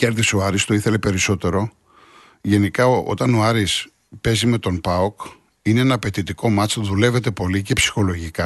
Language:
Greek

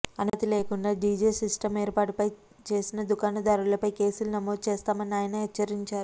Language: Telugu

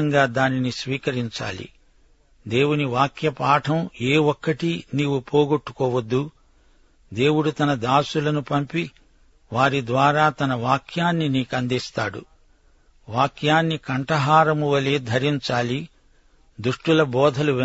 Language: Telugu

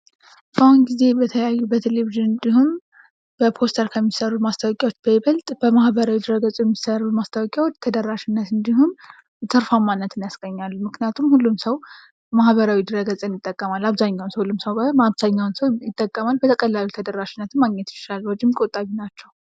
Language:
Amharic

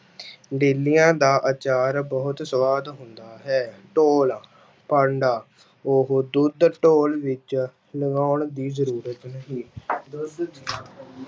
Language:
Punjabi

